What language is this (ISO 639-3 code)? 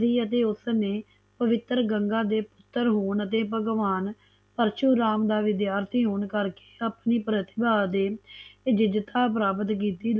pan